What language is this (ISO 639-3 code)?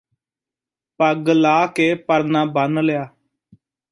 pan